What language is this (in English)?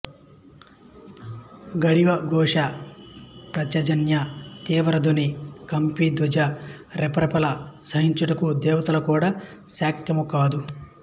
Telugu